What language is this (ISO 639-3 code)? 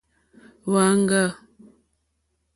bri